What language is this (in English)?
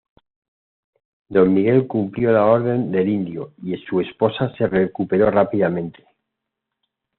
Spanish